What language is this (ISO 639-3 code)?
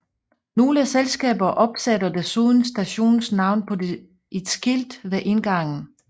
dan